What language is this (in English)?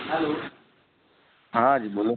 Urdu